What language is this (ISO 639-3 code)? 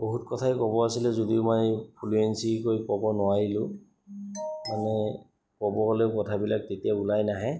asm